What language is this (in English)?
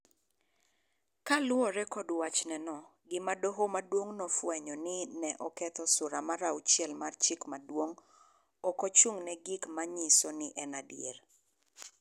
Luo (Kenya and Tanzania)